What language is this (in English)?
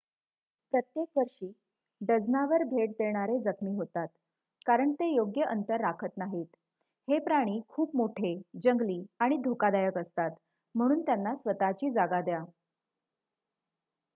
Marathi